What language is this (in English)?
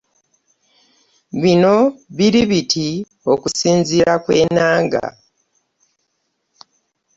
Ganda